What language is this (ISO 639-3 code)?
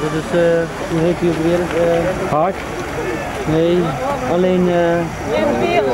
nld